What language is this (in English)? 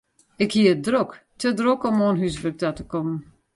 Western Frisian